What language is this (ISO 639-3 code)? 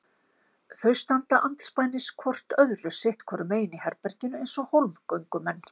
isl